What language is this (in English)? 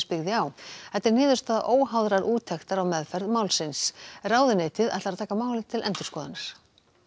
Icelandic